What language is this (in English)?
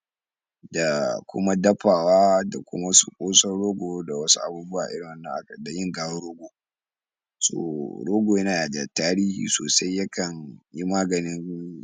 Hausa